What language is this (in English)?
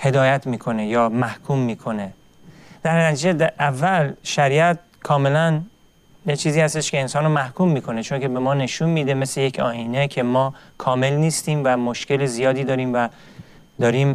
Persian